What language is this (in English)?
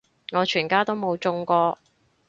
Cantonese